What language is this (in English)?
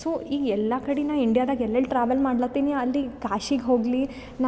Kannada